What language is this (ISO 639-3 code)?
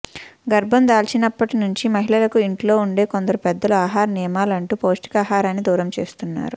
tel